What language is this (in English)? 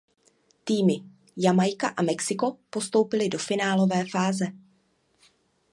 Czech